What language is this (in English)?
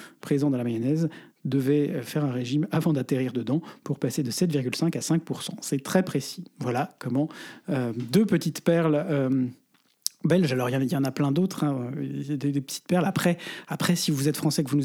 French